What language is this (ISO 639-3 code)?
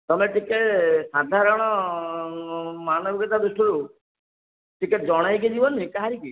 ori